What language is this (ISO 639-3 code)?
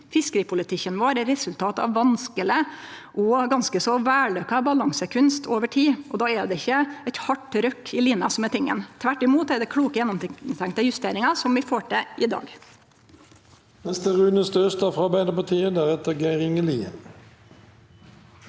nor